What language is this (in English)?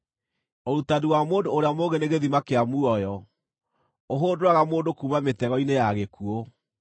Kikuyu